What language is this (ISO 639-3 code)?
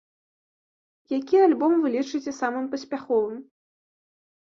bel